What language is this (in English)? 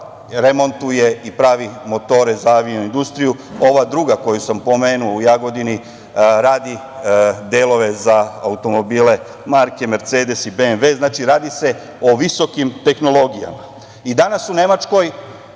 Serbian